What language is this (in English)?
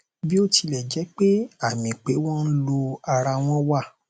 Yoruba